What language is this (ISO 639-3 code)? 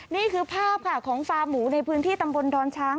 tha